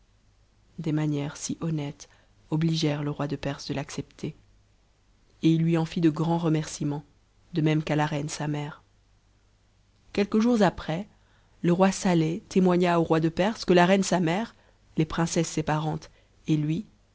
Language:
French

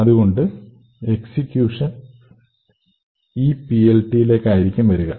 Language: Malayalam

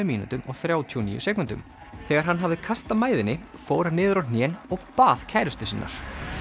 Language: Icelandic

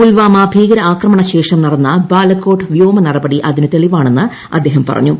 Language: Malayalam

